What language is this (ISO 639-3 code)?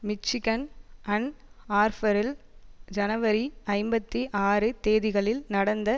tam